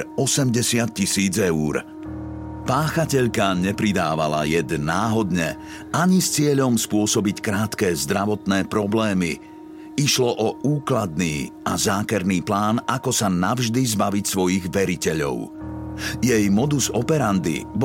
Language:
Slovak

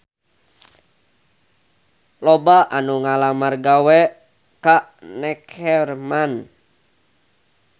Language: Sundanese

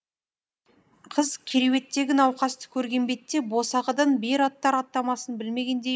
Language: Kazakh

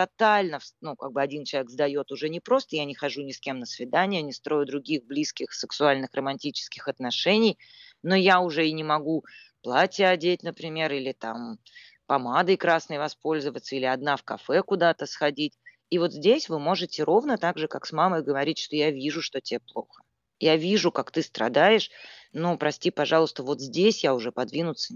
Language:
Russian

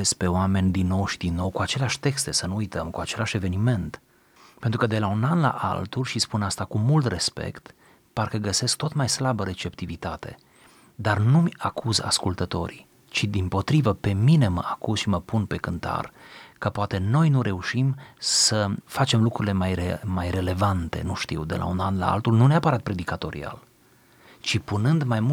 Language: Romanian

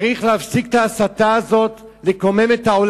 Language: Hebrew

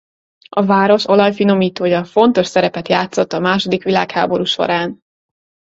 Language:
Hungarian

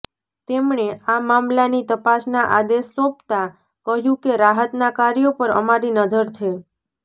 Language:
Gujarati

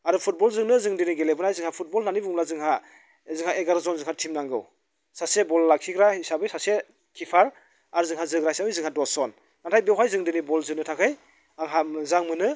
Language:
Bodo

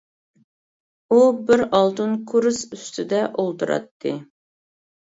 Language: Uyghur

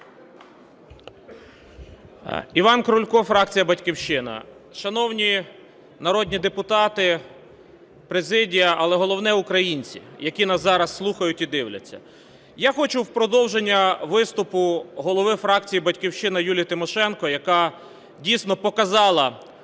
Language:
Ukrainian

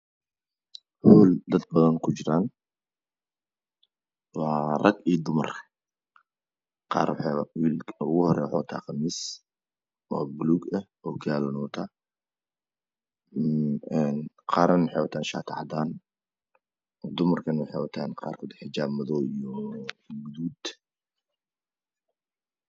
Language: Somali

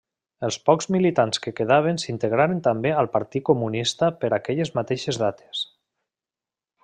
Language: Catalan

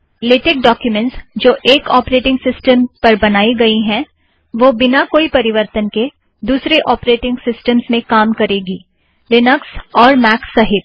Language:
Hindi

